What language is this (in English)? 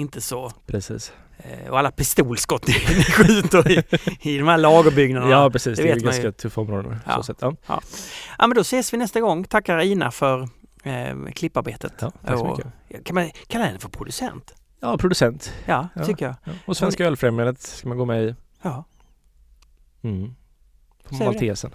Swedish